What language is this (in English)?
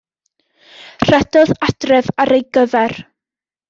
Welsh